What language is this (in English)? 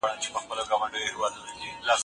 Pashto